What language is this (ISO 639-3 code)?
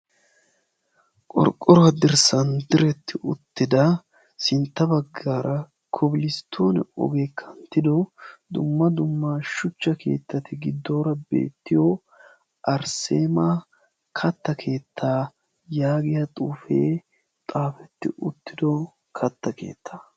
wal